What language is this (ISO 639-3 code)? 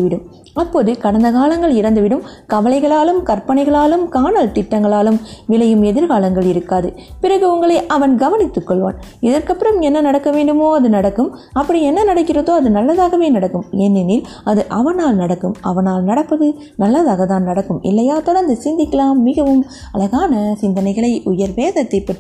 tam